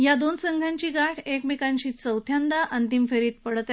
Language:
Marathi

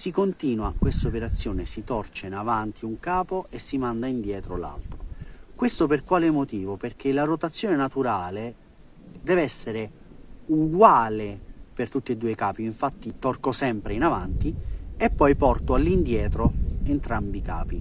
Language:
Italian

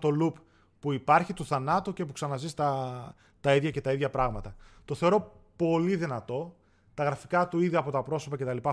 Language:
Greek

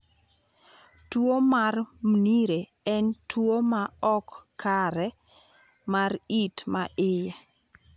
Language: Luo (Kenya and Tanzania)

